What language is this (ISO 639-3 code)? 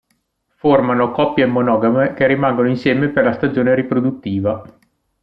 ita